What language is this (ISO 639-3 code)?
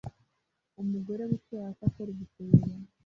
kin